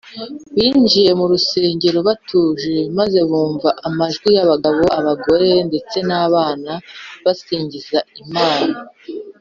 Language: Kinyarwanda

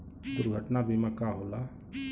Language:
Bhojpuri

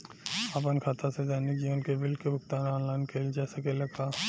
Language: Bhojpuri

